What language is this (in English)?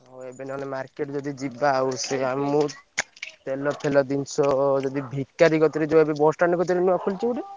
Odia